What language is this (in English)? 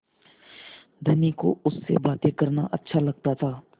Hindi